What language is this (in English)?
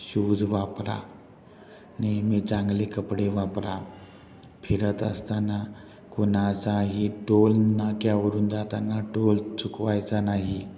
Marathi